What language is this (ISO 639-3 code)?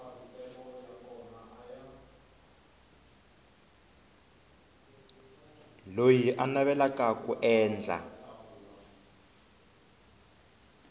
tso